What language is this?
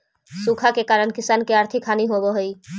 Magahi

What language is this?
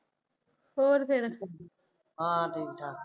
Punjabi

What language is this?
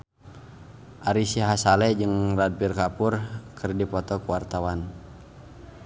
Sundanese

